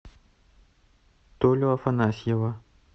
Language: Russian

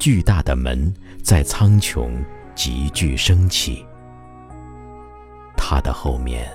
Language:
Chinese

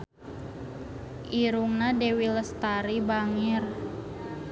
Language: Sundanese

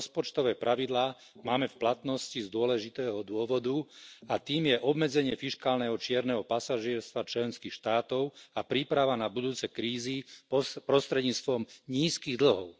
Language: Slovak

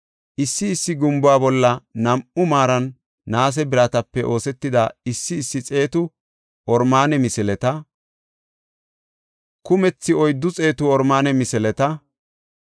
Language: Gofa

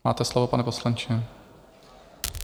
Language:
Czech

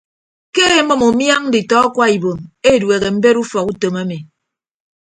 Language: Ibibio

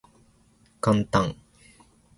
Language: Japanese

